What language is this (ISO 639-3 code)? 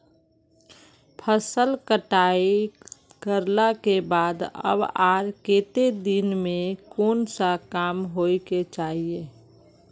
mag